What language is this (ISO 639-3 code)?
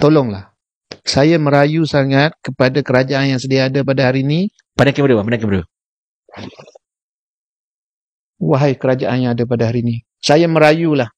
msa